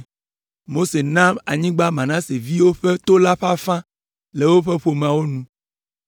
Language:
Ewe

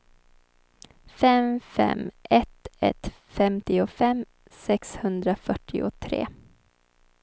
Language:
Swedish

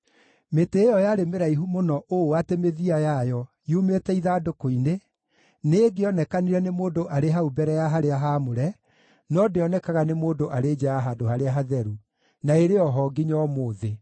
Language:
Kikuyu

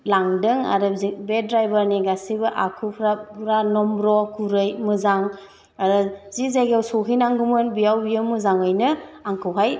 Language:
Bodo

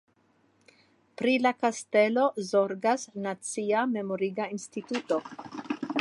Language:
Esperanto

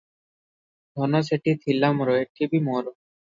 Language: Odia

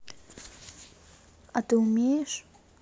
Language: Russian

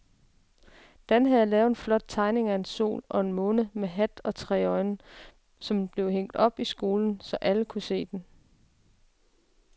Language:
Danish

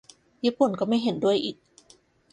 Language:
Thai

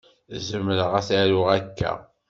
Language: Kabyle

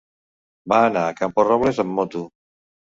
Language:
Catalan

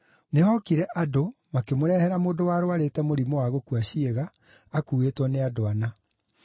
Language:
Kikuyu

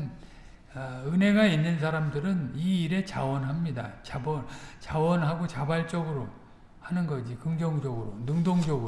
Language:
Korean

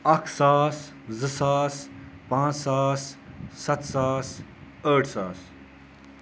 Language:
Kashmiri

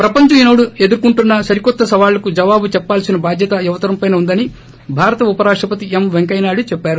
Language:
Telugu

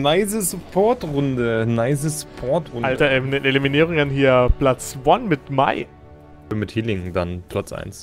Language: German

